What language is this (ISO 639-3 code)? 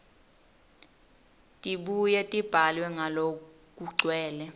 ssw